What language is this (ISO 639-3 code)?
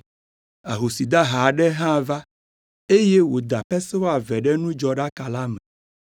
ewe